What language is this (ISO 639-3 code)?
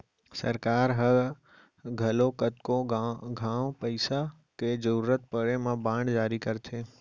hne